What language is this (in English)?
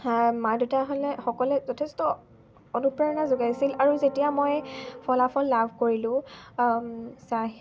Assamese